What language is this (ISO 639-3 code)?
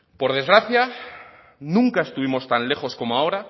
spa